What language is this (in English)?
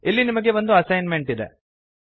Kannada